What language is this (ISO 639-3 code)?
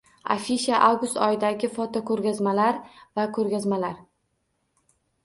uzb